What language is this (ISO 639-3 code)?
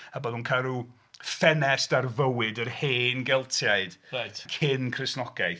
cym